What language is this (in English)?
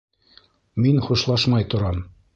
Bashkir